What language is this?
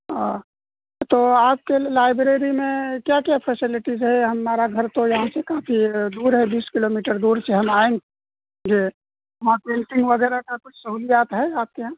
Urdu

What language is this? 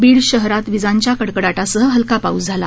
Marathi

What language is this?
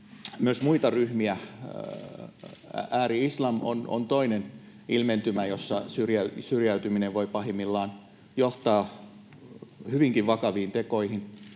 Finnish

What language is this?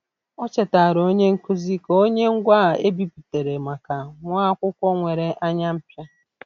Igbo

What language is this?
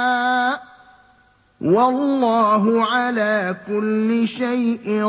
Arabic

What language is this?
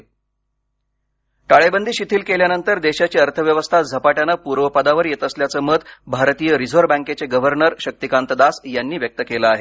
Marathi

